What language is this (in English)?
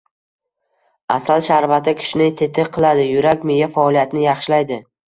Uzbek